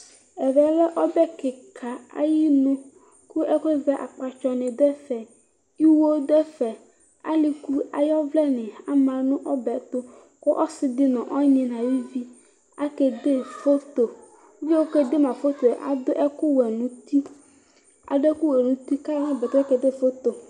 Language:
Ikposo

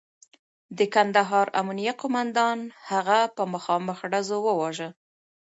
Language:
Pashto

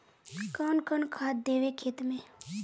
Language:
Magahi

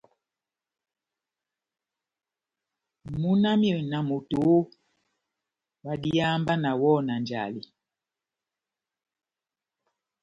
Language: Batanga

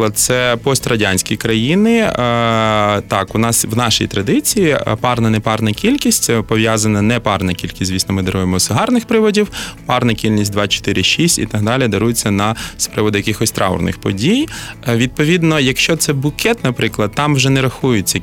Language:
Ukrainian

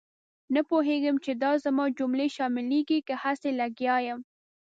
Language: Pashto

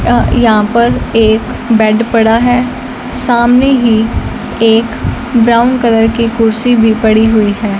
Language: Hindi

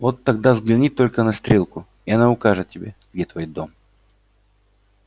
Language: Russian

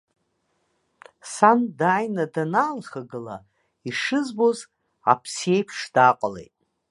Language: Abkhazian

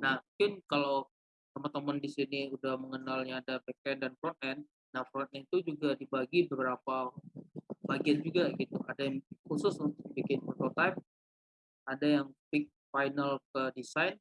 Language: Indonesian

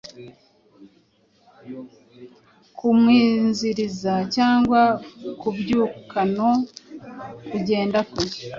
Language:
Kinyarwanda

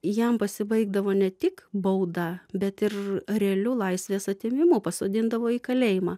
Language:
Lithuanian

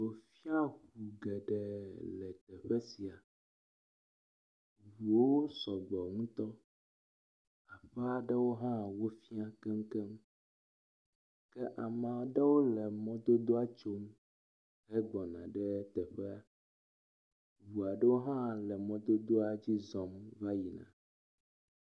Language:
Ewe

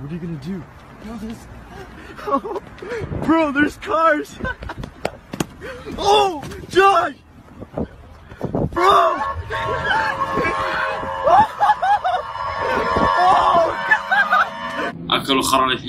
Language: Arabic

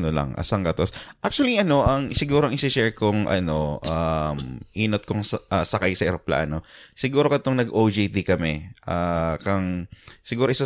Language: Filipino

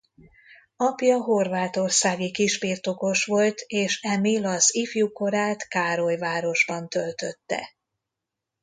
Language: Hungarian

